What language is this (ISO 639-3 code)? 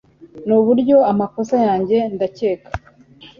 kin